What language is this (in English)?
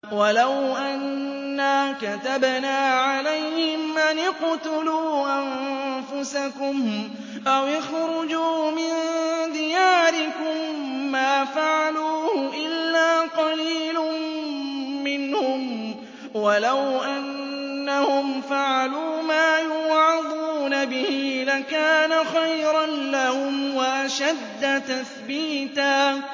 Arabic